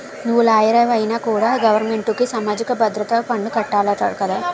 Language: Telugu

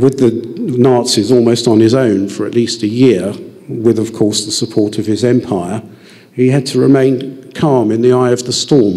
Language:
English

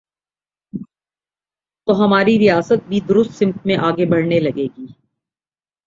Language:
Urdu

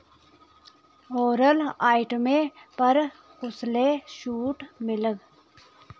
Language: Dogri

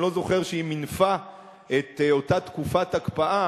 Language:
Hebrew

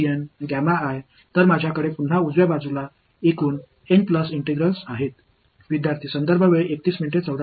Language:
Tamil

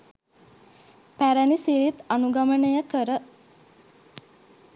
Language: Sinhala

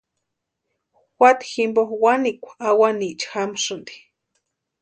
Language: Western Highland Purepecha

